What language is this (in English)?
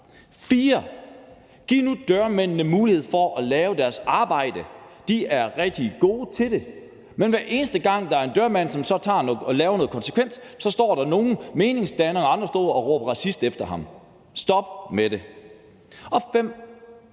Danish